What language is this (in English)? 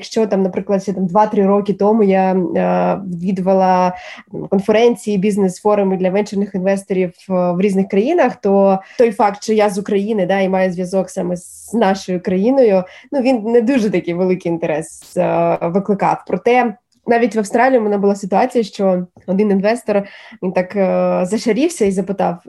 Ukrainian